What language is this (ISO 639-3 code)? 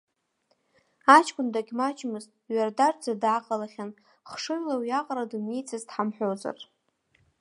abk